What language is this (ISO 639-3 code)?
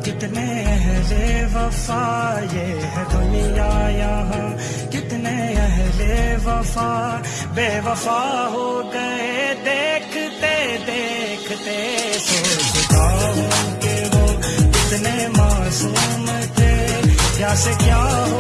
abk